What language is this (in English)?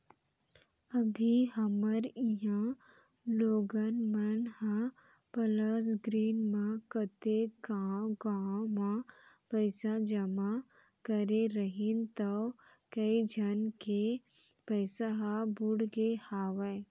Chhattisgarhi